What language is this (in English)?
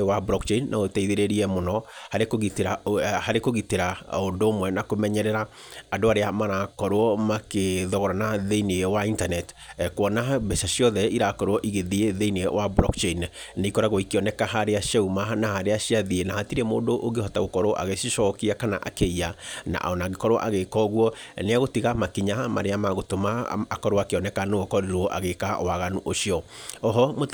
Kikuyu